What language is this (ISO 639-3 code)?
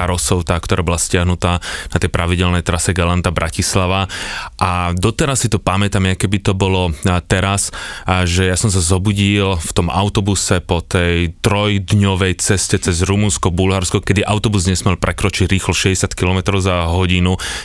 slk